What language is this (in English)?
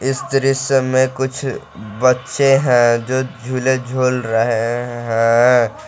Hindi